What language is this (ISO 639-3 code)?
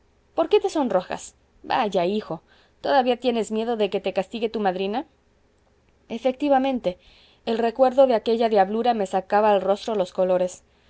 spa